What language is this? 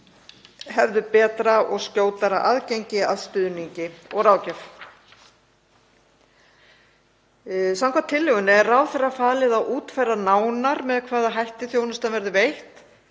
Icelandic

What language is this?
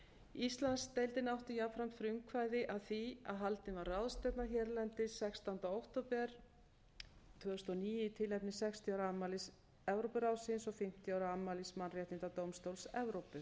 Icelandic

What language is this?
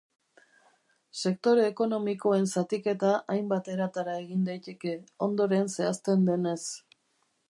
Basque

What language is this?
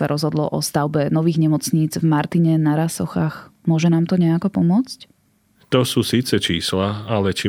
Slovak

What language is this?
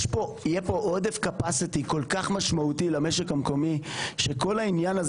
Hebrew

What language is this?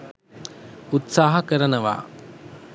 Sinhala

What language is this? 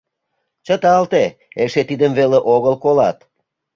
Mari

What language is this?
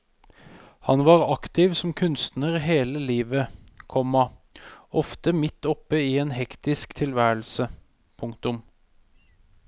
Norwegian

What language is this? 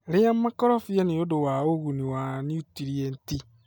Kikuyu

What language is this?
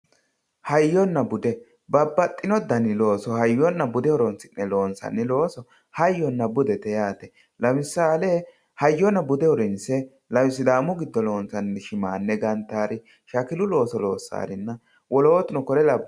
Sidamo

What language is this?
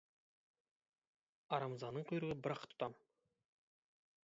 Kazakh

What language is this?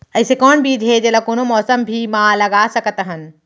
Chhattisgarhi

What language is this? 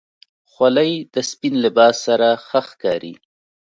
Pashto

